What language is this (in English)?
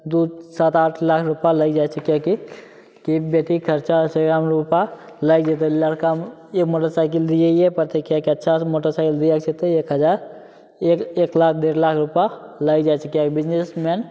Maithili